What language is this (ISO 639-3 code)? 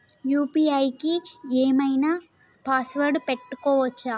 tel